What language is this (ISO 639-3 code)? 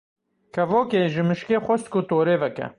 kur